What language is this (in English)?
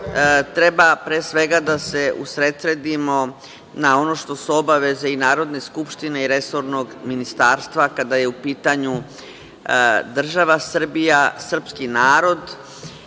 Serbian